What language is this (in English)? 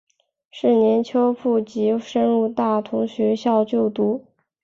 Chinese